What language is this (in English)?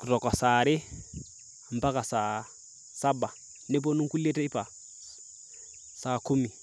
Masai